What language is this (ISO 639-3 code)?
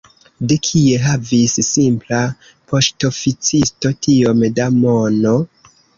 epo